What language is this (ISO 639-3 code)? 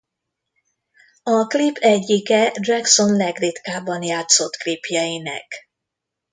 hun